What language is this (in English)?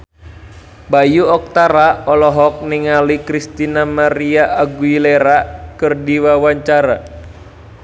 Sundanese